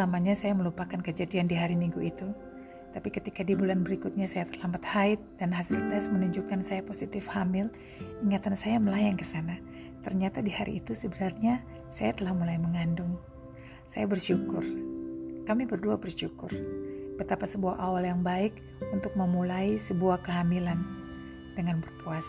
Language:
Indonesian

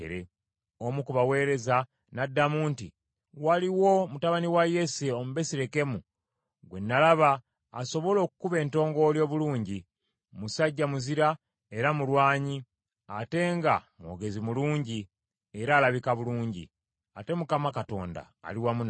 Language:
Ganda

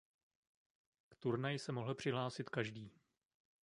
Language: Czech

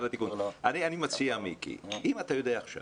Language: Hebrew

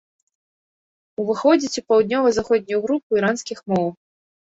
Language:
Belarusian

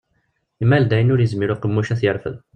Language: Kabyle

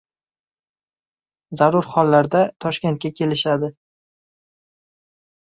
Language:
Uzbek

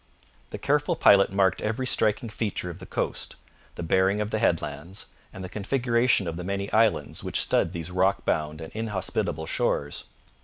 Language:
English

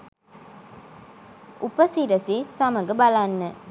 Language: Sinhala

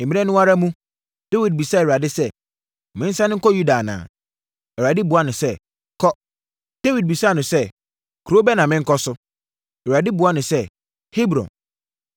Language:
Akan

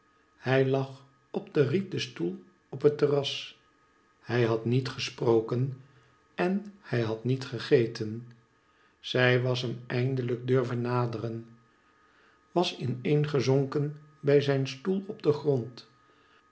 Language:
Dutch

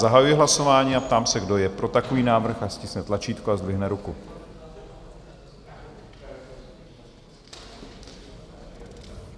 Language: Czech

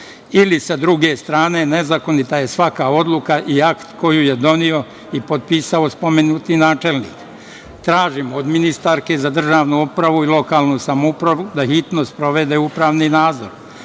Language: Serbian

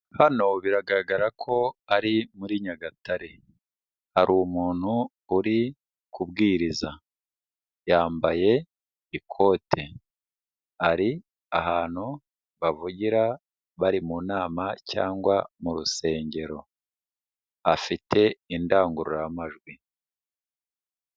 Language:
Kinyarwanda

